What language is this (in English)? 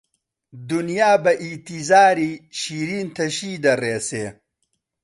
Central Kurdish